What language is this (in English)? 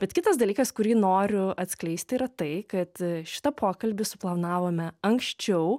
Lithuanian